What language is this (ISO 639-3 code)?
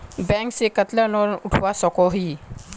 mag